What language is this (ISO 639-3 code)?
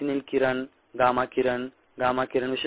mar